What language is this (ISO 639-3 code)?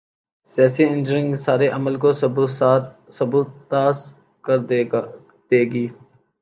urd